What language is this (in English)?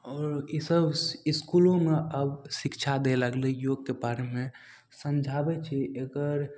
Maithili